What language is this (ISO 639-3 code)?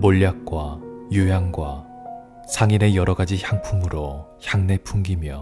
kor